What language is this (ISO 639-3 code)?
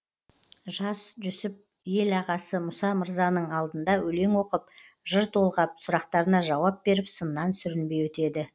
kaz